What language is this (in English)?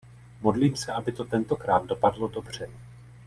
Czech